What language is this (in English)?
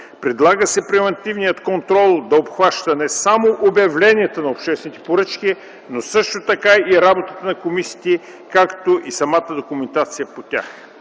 Bulgarian